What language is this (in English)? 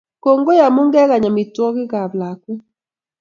Kalenjin